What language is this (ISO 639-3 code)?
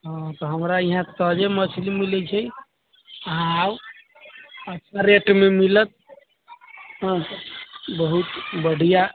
mai